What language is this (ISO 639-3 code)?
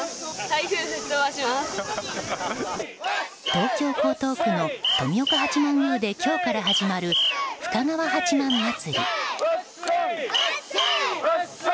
jpn